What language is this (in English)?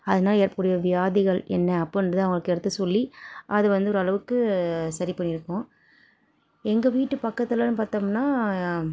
Tamil